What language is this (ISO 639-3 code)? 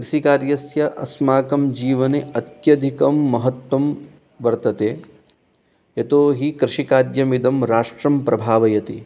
san